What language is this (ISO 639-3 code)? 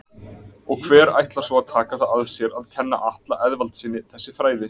isl